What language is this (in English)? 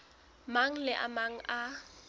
Southern Sotho